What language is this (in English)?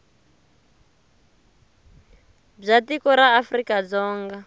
Tsonga